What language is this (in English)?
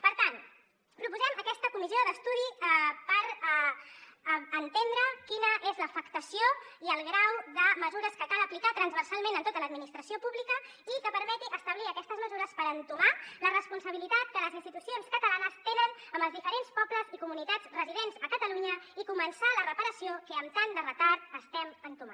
Catalan